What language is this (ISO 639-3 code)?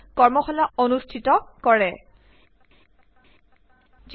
asm